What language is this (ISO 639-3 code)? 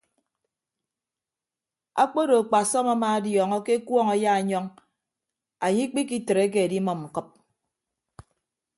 ibb